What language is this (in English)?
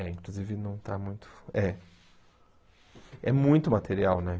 Portuguese